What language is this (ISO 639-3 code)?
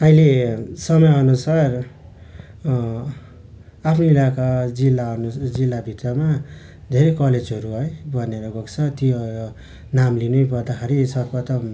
nep